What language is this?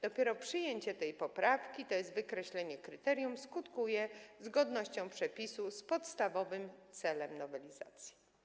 Polish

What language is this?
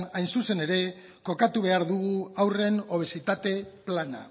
Basque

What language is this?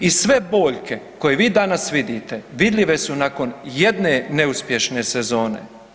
Croatian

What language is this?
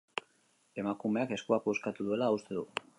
Basque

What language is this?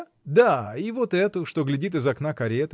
Russian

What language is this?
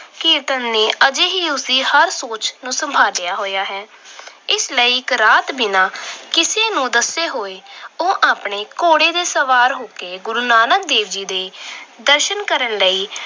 Punjabi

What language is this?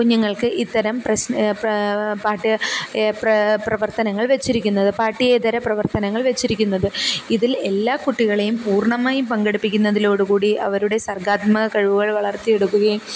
Malayalam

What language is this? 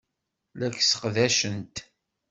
Kabyle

